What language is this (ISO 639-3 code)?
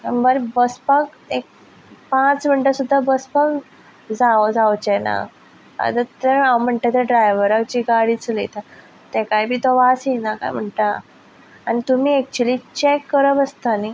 kok